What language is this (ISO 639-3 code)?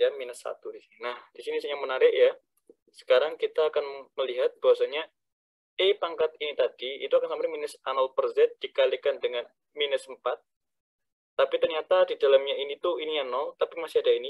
ind